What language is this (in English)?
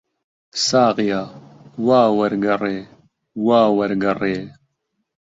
Central Kurdish